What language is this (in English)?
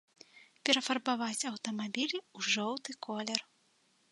Belarusian